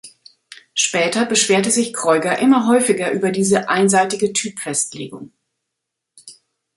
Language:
German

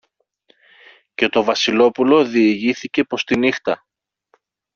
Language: Greek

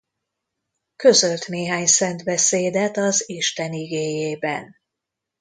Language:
Hungarian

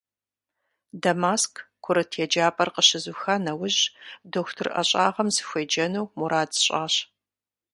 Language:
Kabardian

